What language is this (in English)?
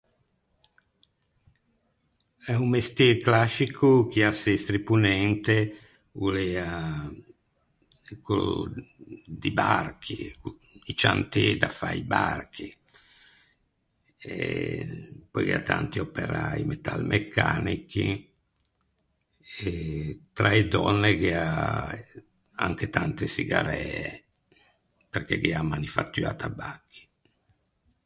Ligurian